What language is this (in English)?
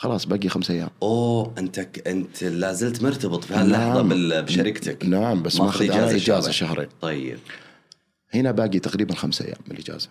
Arabic